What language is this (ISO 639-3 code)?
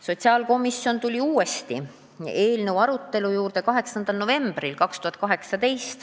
est